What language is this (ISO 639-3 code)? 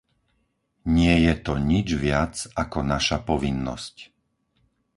slk